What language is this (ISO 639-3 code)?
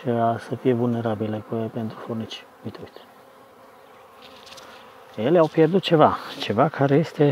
ron